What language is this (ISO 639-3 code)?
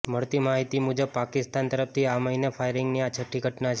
guj